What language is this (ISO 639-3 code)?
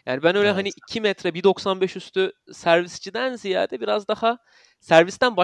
tur